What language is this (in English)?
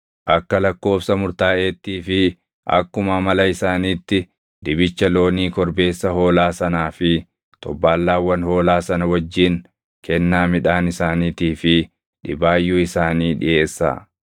Oromo